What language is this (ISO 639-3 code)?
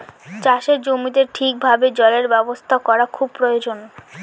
ben